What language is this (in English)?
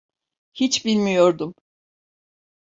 Turkish